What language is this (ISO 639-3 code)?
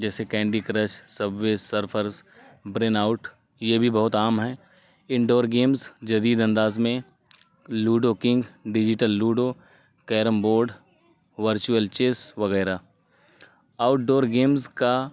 urd